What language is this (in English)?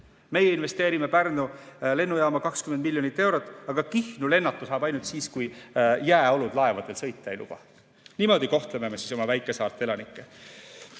Estonian